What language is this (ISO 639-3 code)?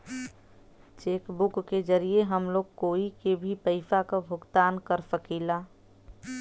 bho